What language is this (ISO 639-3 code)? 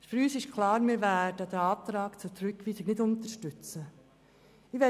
gsw